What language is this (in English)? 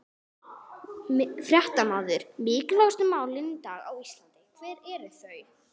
Icelandic